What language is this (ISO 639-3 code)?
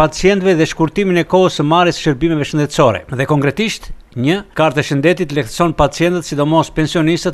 ell